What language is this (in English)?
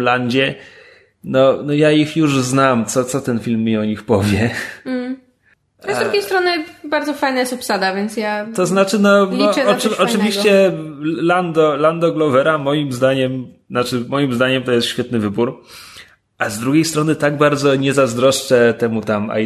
Polish